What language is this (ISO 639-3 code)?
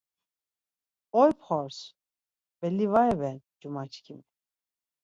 lzz